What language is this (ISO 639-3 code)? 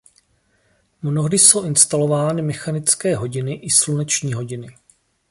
ces